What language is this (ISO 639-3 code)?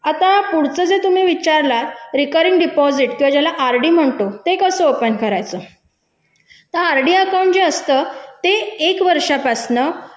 mar